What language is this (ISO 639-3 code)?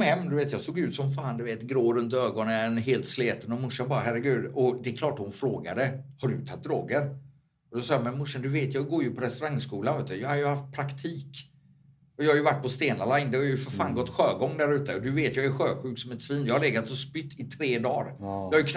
swe